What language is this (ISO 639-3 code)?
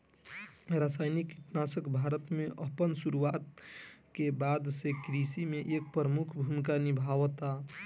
bho